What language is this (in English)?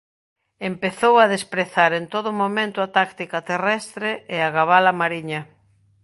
Galician